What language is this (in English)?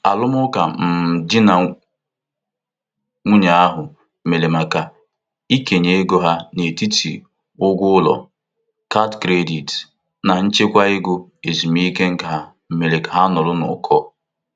Igbo